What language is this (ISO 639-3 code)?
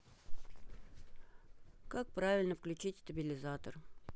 rus